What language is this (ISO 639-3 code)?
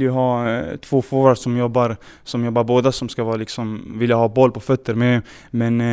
swe